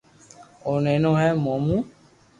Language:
Loarki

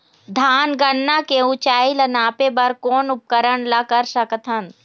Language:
Chhattisgarhi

